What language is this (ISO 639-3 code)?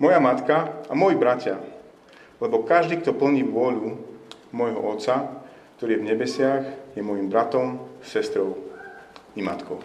slk